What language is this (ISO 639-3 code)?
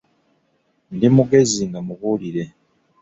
lug